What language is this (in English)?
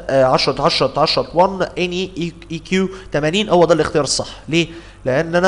Arabic